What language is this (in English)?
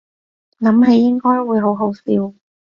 Cantonese